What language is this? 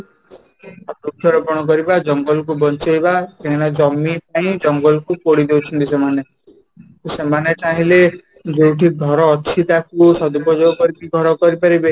Odia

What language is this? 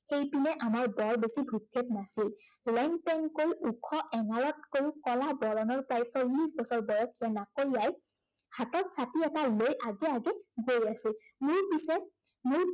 Assamese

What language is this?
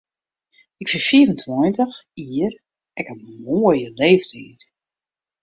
Western Frisian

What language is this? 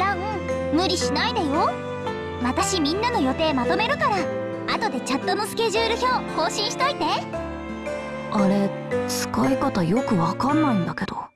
Japanese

